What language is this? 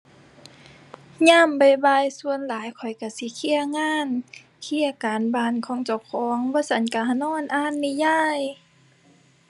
Thai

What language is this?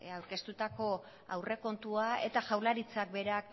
Basque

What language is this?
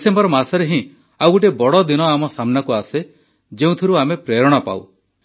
Odia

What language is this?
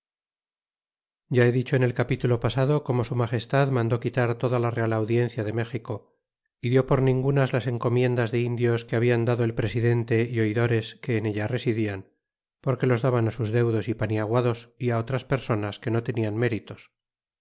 Spanish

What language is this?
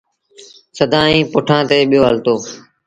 Sindhi Bhil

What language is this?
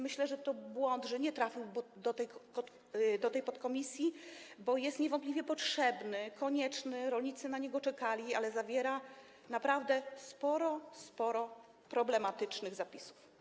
Polish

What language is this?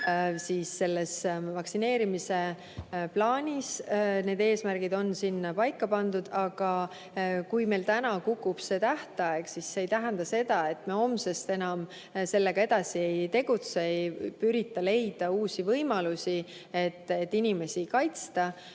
Estonian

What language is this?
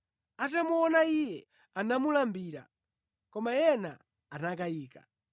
Nyanja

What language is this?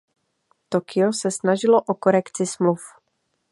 Czech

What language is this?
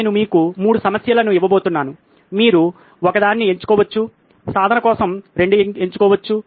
Telugu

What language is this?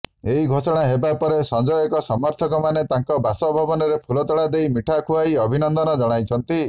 Odia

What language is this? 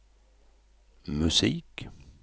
Swedish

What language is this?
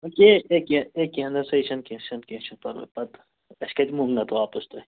Kashmiri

